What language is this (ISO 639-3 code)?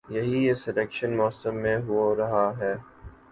urd